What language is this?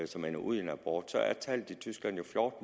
Danish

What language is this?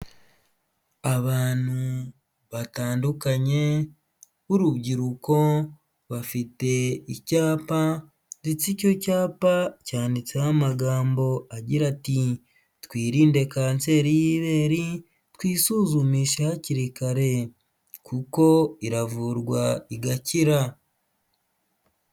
Kinyarwanda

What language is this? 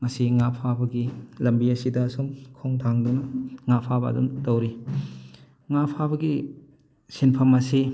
Manipuri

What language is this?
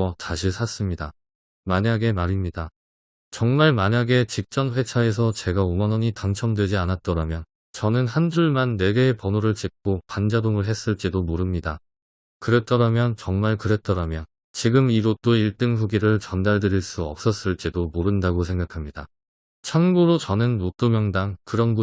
Korean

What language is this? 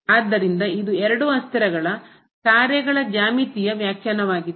Kannada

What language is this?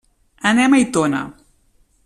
Catalan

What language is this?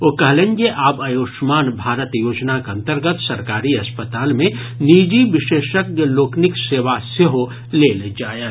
Maithili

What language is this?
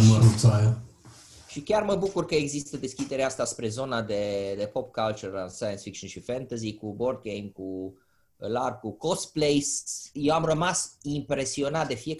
Romanian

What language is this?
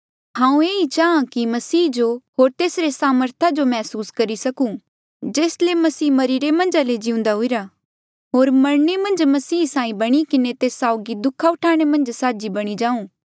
Mandeali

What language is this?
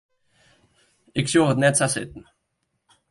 Western Frisian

